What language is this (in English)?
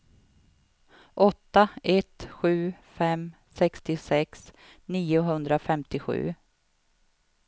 Swedish